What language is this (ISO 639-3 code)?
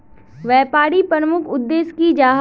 mag